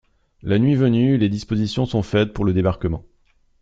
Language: French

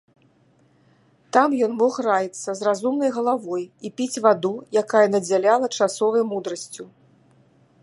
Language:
Belarusian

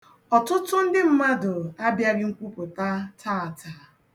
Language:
Igbo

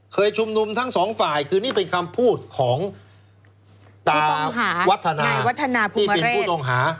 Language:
Thai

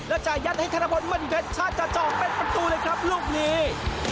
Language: Thai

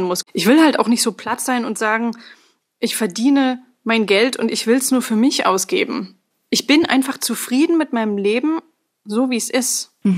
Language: German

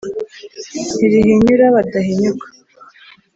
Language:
Kinyarwanda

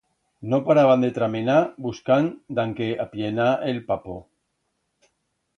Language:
Aragonese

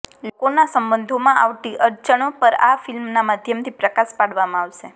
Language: Gujarati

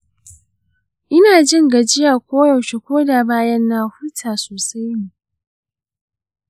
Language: Hausa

